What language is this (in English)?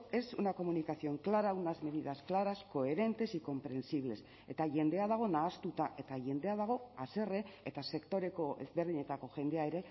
Basque